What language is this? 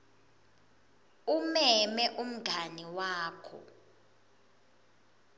Swati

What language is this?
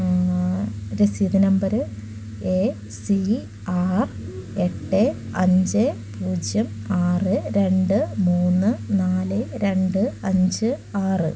Malayalam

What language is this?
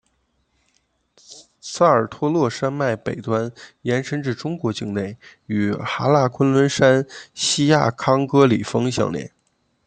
Chinese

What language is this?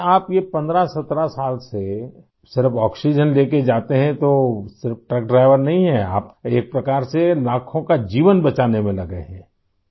Urdu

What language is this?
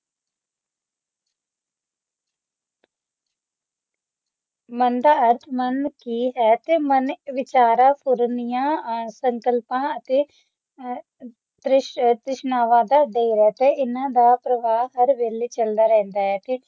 Punjabi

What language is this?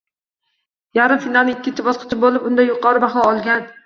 Uzbek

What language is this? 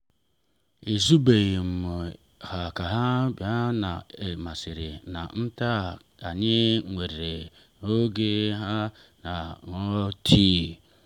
Igbo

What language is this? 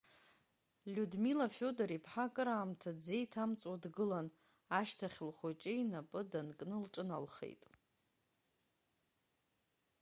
Abkhazian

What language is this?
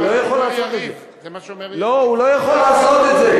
Hebrew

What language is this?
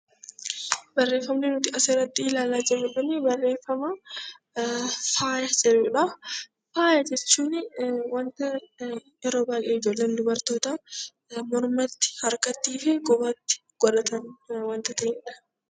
Oromo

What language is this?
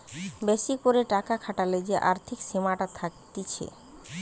Bangla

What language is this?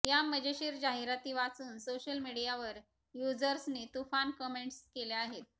Marathi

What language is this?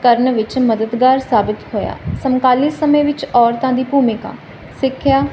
Punjabi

